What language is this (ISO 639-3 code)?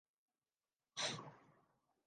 urd